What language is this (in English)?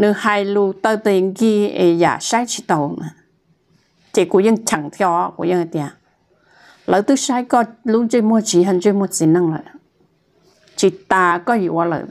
Thai